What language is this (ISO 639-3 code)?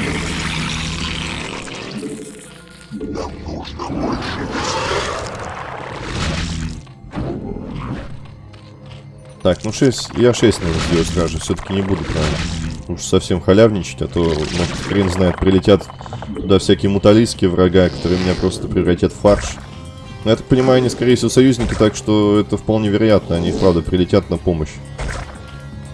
rus